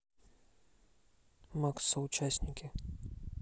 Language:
Russian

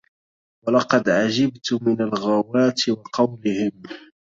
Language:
Arabic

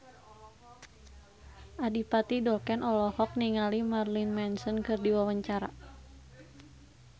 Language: Sundanese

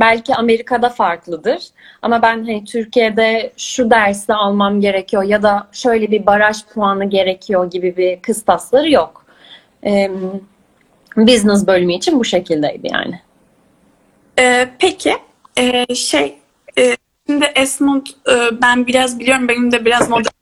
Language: Turkish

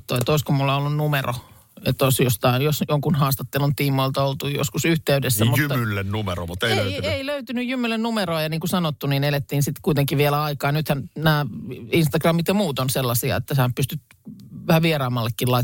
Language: Finnish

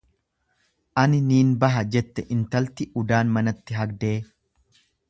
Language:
Oromo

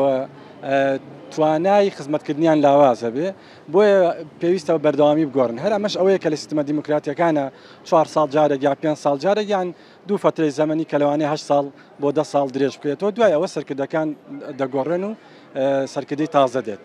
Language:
Arabic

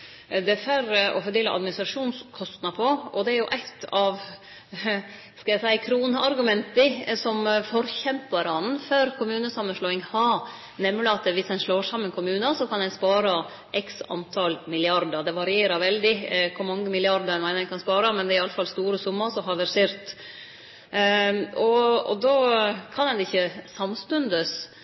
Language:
Norwegian Nynorsk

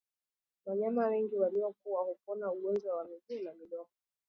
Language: Swahili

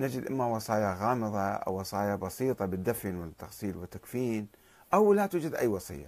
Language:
Arabic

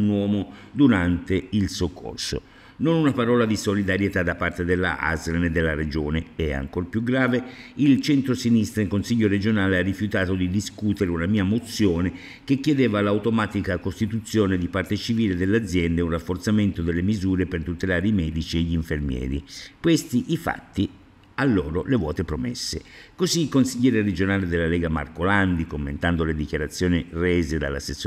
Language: Italian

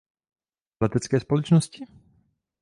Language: Czech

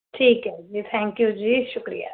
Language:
Punjabi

